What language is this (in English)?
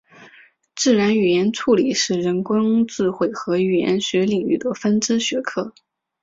Chinese